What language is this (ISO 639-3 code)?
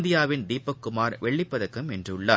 tam